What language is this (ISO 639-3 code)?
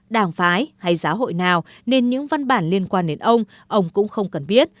vie